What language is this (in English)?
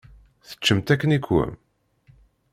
Kabyle